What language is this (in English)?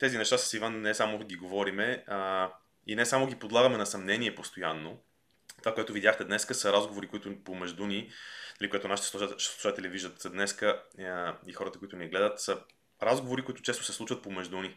Bulgarian